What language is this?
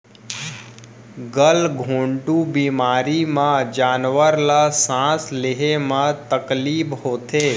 Chhattisgarhi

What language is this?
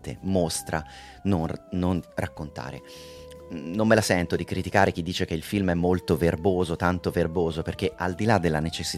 Italian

